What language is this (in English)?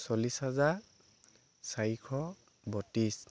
Assamese